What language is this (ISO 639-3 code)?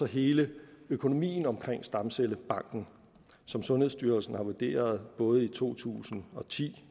dan